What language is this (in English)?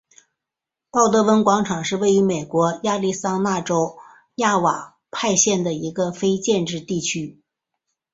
Chinese